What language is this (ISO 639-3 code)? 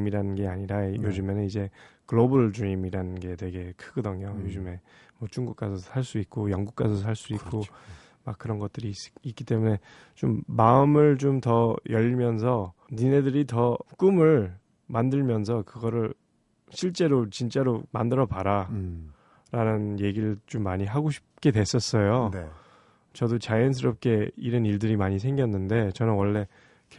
kor